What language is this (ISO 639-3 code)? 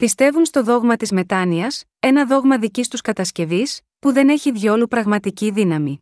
ell